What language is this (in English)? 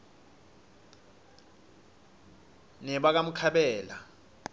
Swati